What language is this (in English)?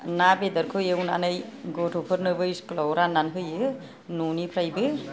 Bodo